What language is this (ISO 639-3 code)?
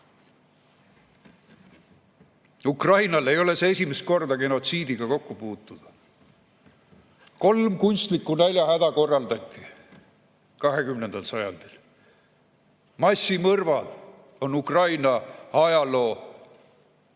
est